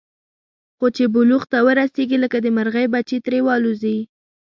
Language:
Pashto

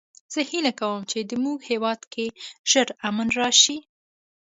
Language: Pashto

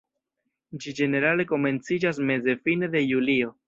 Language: Esperanto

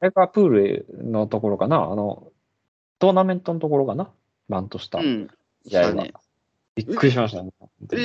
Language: Japanese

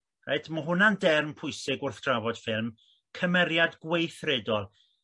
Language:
Welsh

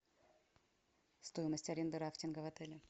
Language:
Russian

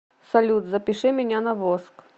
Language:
Russian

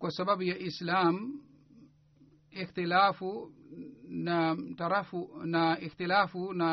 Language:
Swahili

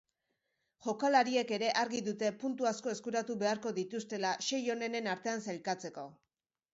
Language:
Basque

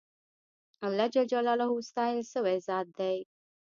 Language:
Pashto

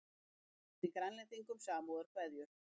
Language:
Icelandic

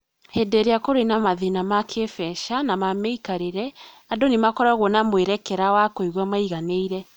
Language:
Kikuyu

